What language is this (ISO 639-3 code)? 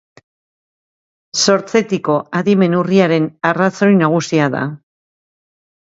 eus